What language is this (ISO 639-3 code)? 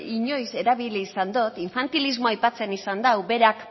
eus